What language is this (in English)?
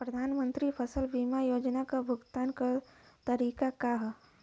Bhojpuri